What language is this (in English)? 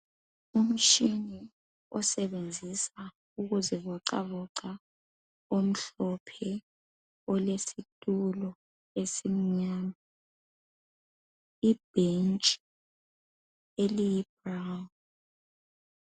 North Ndebele